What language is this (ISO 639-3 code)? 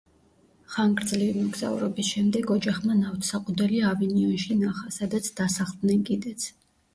kat